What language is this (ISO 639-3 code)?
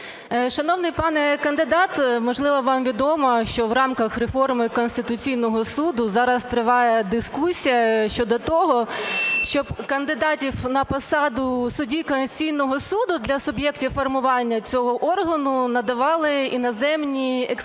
ukr